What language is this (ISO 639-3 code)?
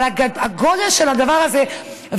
heb